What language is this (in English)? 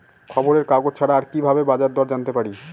Bangla